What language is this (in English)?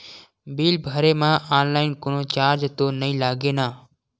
Chhattisgarhi